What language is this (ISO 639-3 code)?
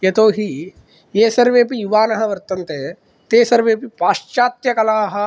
san